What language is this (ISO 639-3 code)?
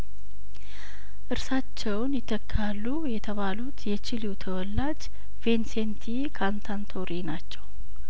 amh